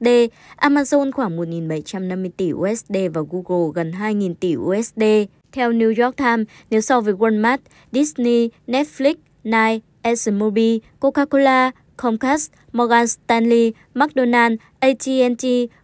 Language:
Vietnamese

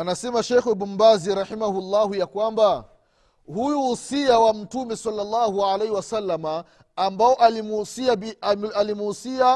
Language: Swahili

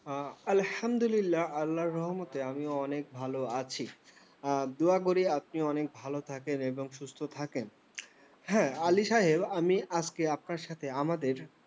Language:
Bangla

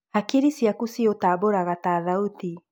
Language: Kikuyu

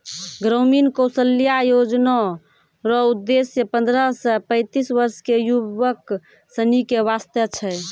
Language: Maithili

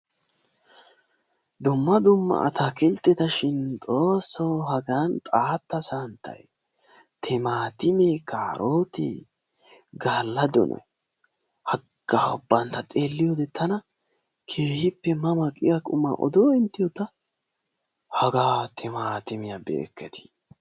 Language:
Wolaytta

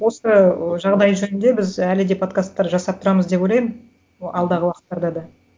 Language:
Kazakh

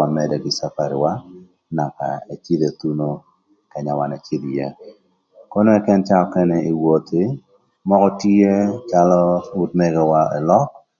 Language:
Thur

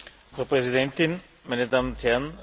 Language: German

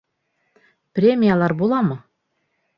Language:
Bashkir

